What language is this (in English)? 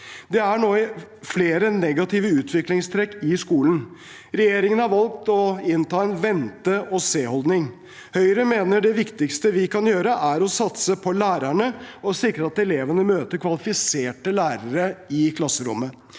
Norwegian